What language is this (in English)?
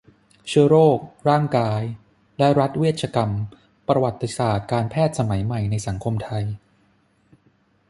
Thai